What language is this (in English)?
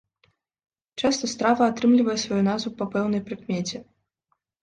Belarusian